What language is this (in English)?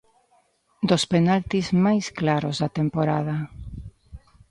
Galician